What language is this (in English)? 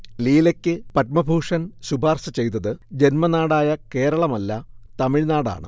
Malayalam